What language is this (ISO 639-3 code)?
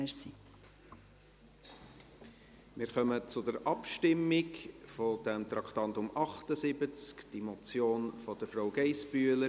gsw